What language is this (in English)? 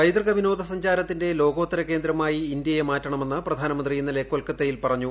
Malayalam